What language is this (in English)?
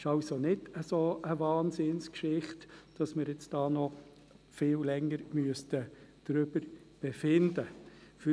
Swiss German